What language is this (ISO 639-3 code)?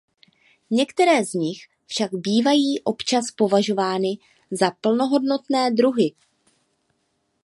ces